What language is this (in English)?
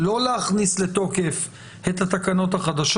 Hebrew